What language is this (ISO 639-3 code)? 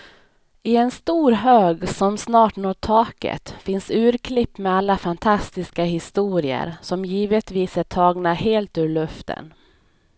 swe